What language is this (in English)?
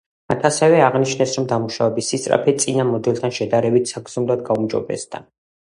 Georgian